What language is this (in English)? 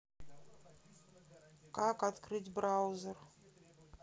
Russian